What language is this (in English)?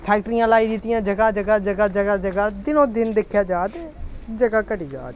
Dogri